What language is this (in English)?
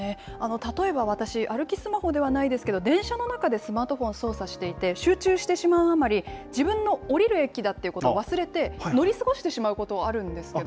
Japanese